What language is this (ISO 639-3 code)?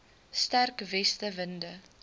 afr